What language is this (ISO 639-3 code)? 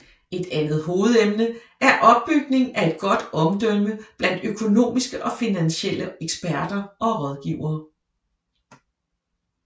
dan